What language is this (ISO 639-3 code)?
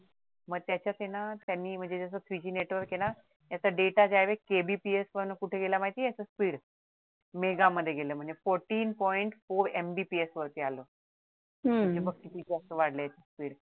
mar